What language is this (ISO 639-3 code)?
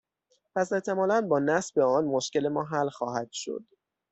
fas